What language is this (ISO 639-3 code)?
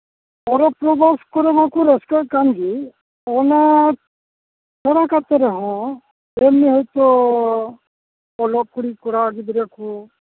sat